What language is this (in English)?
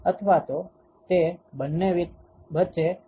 Gujarati